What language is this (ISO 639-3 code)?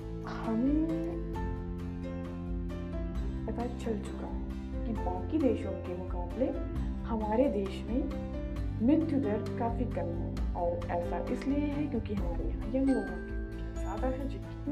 hin